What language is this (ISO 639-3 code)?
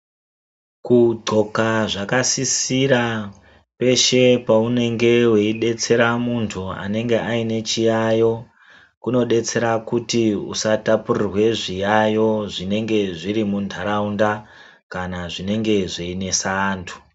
ndc